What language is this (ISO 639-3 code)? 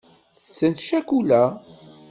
kab